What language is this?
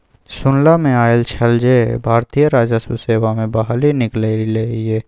Maithili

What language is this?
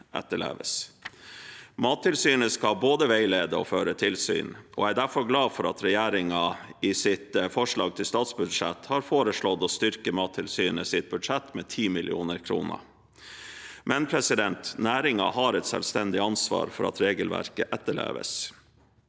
Norwegian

